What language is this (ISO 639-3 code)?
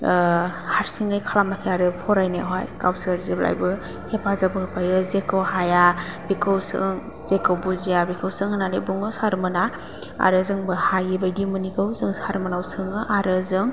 brx